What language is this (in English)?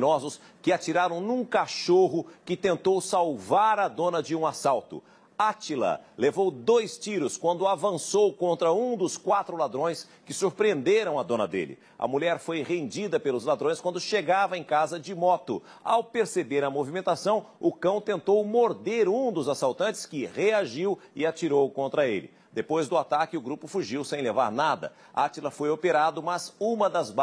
Portuguese